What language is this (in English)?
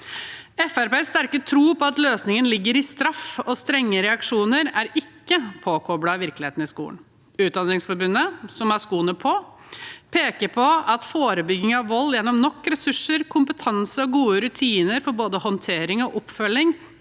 Norwegian